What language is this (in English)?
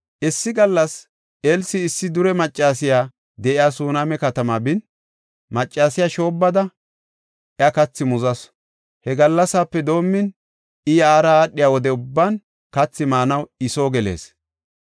Gofa